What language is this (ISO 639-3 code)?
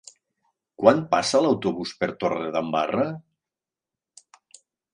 cat